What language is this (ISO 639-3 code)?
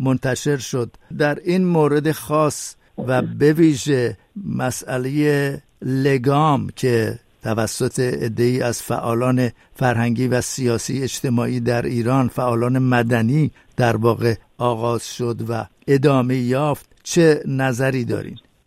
fas